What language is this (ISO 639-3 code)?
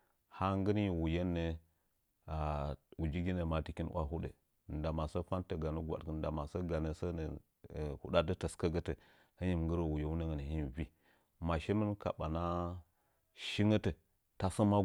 nja